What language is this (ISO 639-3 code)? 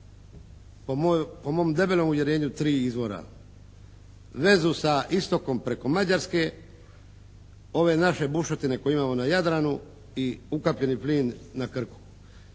hrv